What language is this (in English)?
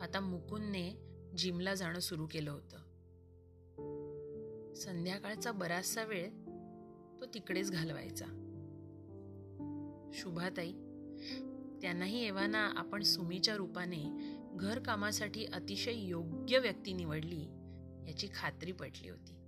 Marathi